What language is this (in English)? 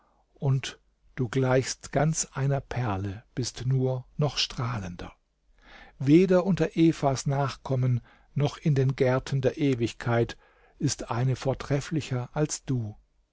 German